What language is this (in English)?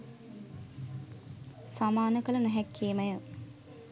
Sinhala